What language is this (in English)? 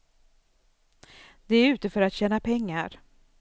Swedish